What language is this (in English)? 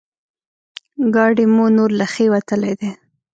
Pashto